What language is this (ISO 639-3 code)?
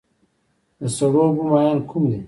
pus